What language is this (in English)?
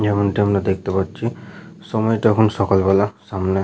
Bangla